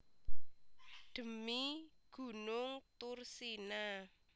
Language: Javanese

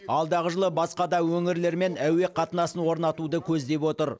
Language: Kazakh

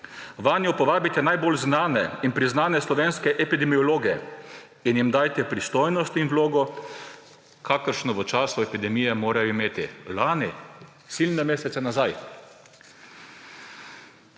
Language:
Slovenian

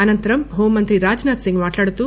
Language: Telugu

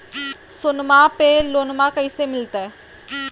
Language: Magahi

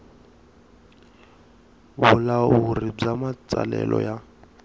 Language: Tsonga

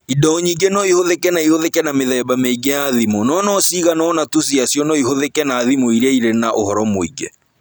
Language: Kikuyu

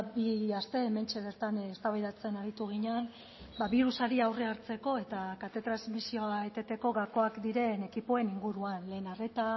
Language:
Basque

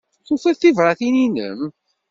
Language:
Kabyle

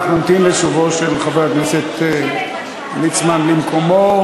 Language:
Hebrew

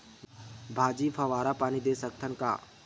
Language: Chhattisgarhi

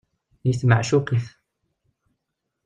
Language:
Kabyle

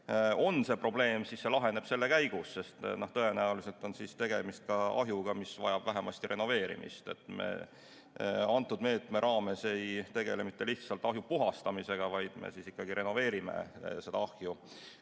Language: Estonian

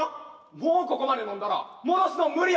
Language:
Japanese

